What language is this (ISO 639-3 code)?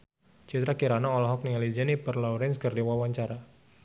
sun